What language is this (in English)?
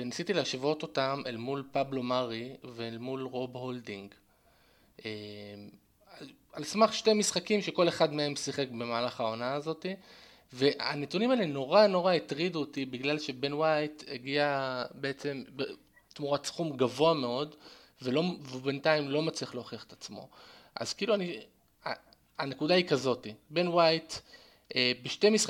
Hebrew